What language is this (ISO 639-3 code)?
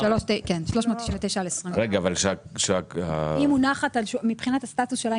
heb